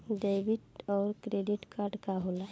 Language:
Bhojpuri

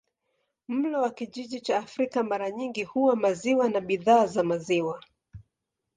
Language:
Swahili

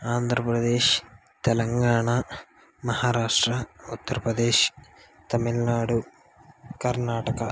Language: Telugu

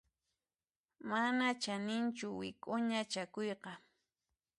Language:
Puno Quechua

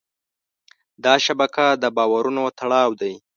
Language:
Pashto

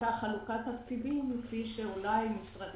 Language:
Hebrew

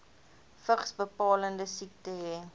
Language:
Afrikaans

